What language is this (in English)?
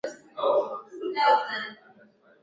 Swahili